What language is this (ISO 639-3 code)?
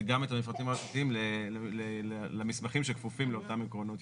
heb